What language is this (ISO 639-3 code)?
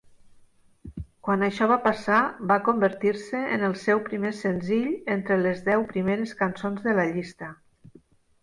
cat